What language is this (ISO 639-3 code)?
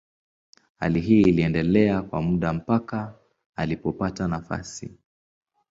swa